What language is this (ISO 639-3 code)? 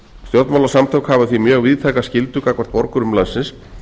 isl